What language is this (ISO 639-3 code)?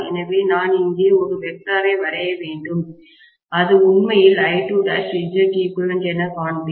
tam